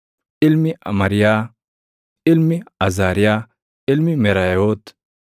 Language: Oromo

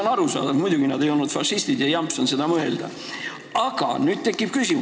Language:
Estonian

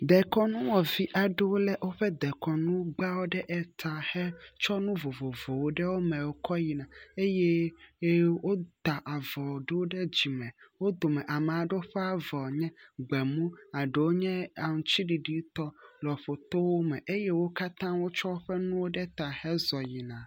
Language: Ewe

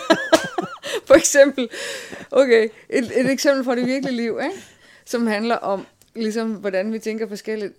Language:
Danish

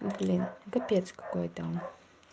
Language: Russian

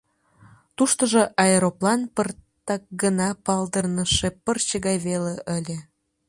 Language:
Mari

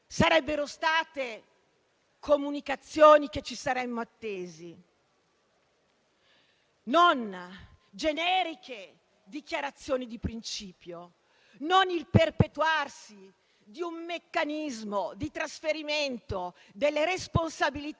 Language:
Italian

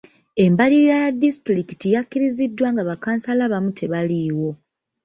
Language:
Ganda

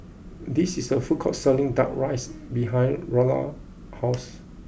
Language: English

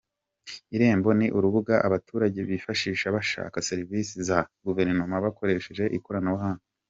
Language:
Kinyarwanda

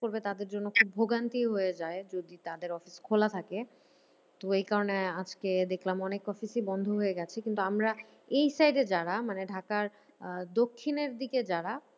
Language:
Bangla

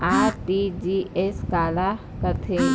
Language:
Chhattisgarhi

